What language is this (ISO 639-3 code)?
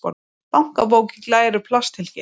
isl